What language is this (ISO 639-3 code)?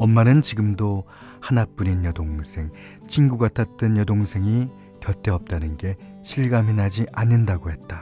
kor